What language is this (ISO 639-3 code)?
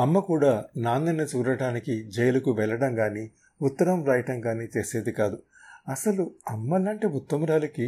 tel